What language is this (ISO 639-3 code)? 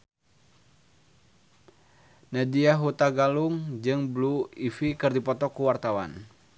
sun